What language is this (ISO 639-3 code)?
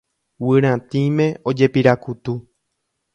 grn